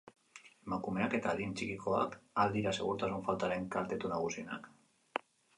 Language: Basque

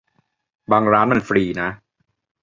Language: Thai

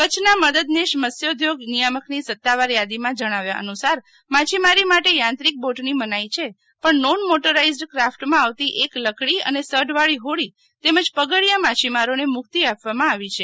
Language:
Gujarati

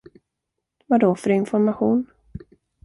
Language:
Swedish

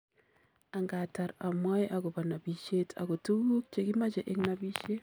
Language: Kalenjin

